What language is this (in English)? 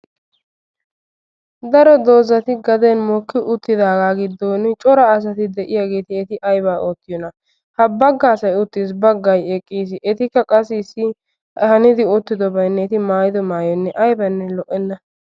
Wolaytta